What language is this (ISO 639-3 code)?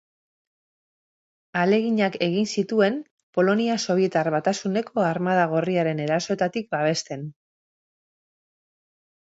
eus